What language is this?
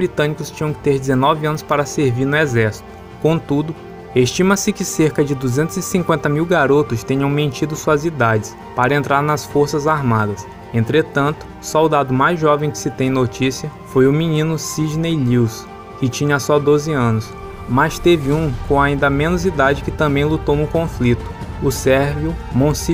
Portuguese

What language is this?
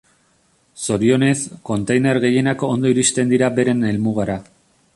Basque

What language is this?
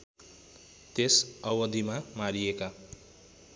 Nepali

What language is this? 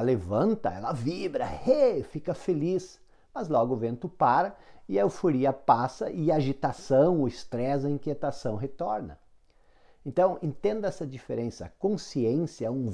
Portuguese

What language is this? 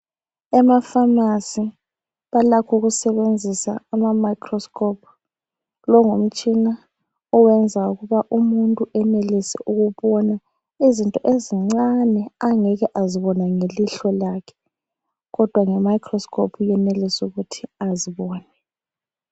North Ndebele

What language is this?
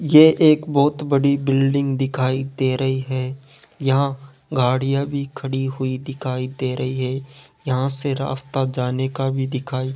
Hindi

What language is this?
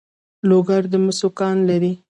Pashto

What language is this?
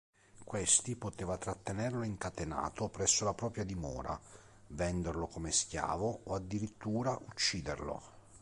Italian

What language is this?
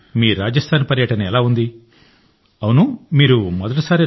Telugu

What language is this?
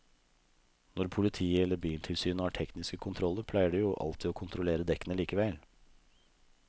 Norwegian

